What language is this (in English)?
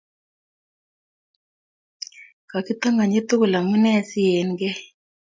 Kalenjin